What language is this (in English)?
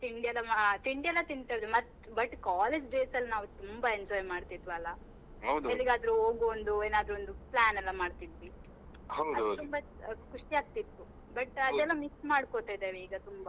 Kannada